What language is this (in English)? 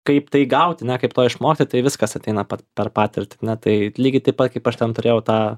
Lithuanian